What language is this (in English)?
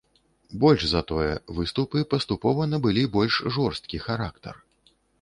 Belarusian